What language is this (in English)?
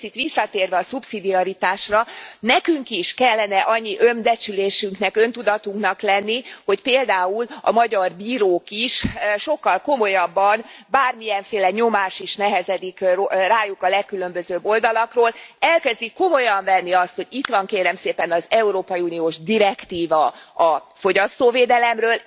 Hungarian